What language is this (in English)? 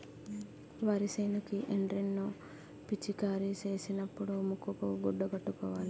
Telugu